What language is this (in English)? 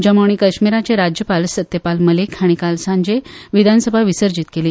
Konkani